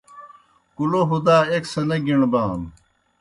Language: Kohistani Shina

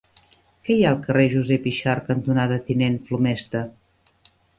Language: Catalan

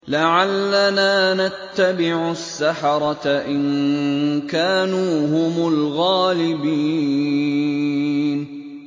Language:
Arabic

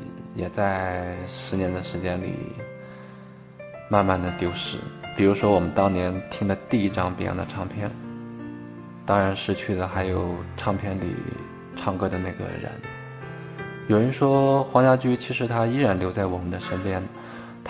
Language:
Chinese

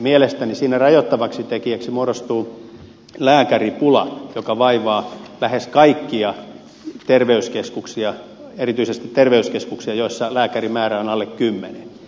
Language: Finnish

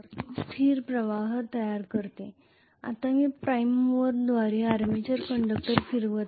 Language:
Marathi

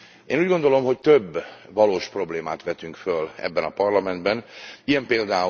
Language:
Hungarian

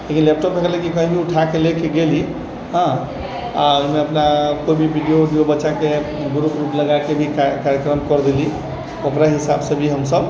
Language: Maithili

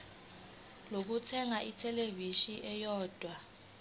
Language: Zulu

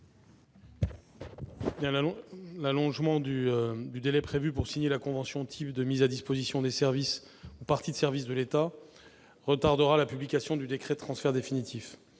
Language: French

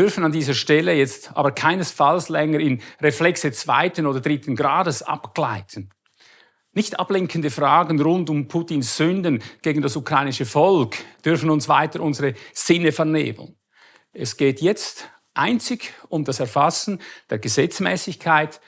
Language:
German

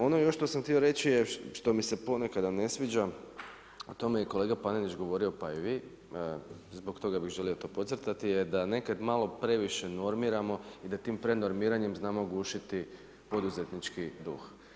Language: Croatian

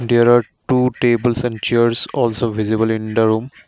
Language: English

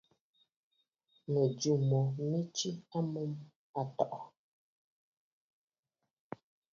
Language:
Bafut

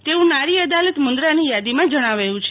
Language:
Gujarati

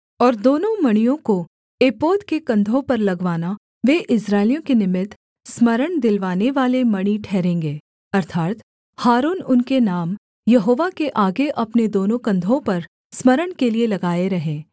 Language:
Hindi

